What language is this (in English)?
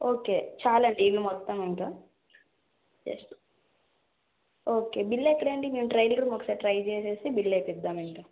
Telugu